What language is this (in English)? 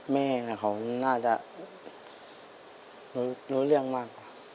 Thai